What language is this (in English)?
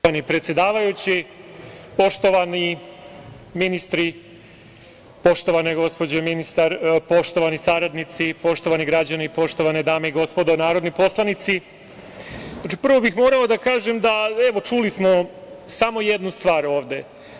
Serbian